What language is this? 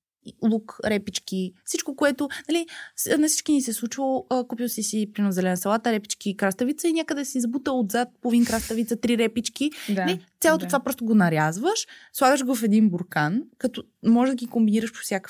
Bulgarian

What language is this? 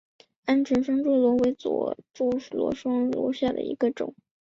Chinese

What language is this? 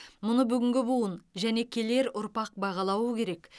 Kazakh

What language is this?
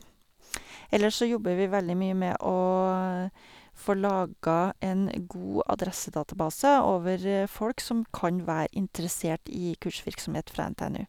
Norwegian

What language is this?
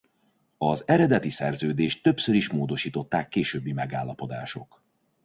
Hungarian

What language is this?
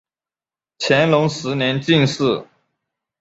Chinese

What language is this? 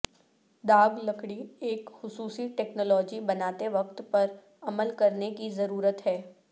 Urdu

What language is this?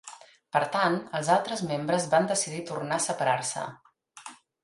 Catalan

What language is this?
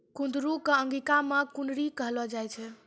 Maithili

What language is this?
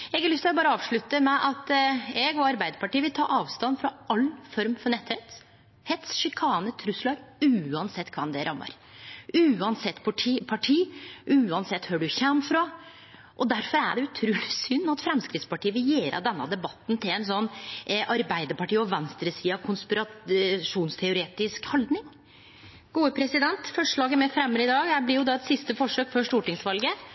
Norwegian Nynorsk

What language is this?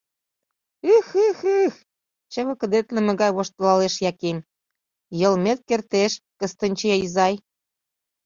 Mari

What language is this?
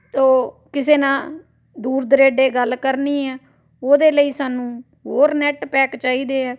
Punjabi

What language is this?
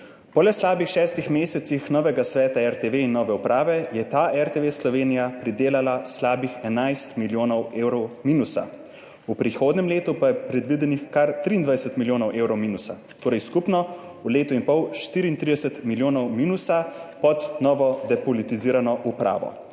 Slovenian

